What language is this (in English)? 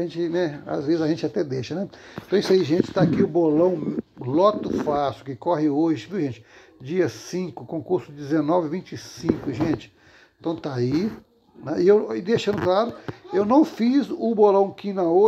Portuguese